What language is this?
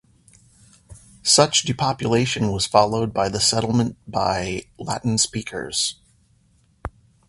English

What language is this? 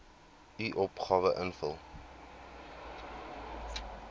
Afrikaans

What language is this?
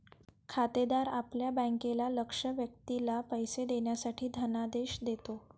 Marathi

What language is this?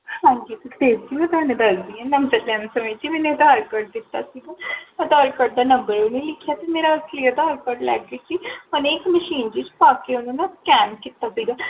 Punjabi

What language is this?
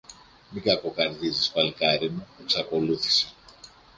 Greek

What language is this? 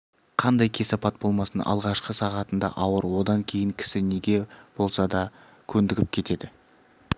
Kazakh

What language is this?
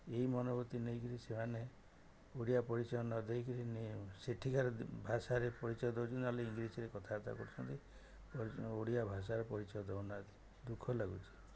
Odia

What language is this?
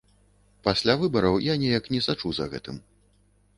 Belarusian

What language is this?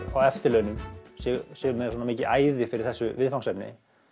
Icelandic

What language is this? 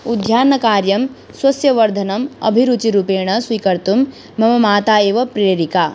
Sanskrit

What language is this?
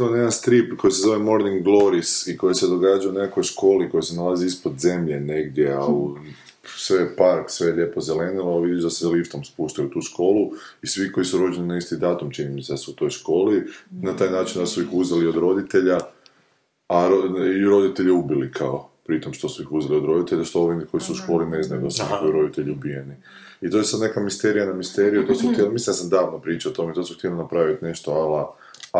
Croatian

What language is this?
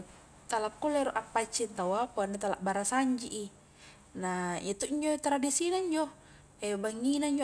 Highland Konjo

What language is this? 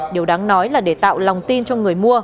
Vietnamese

